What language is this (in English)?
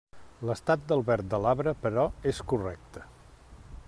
Catalan